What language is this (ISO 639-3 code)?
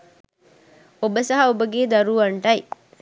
sin